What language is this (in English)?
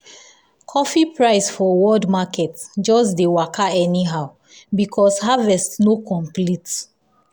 Nigerian Pidgin